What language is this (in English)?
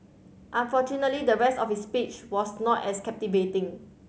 English